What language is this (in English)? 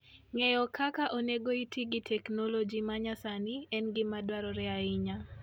Luo (Kenya and Tanzania)